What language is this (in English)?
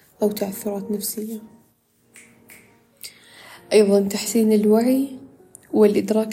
Arabic